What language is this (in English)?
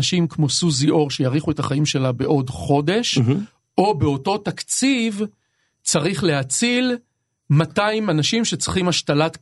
Hebrew